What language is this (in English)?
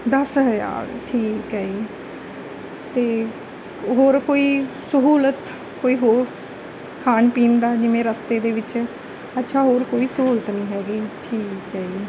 Punjabi